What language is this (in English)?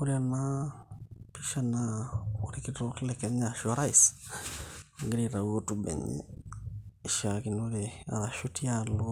Masai